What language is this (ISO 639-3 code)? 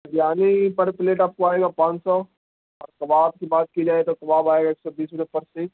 urd